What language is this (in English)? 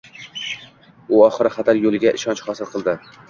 Uzbek